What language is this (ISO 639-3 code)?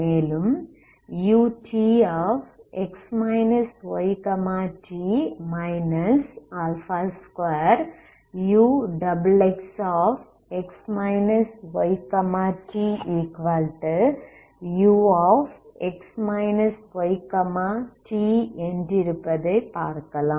tam